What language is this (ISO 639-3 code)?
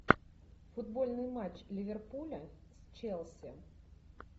rus